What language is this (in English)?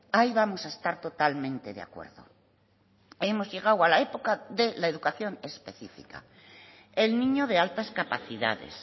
Spanish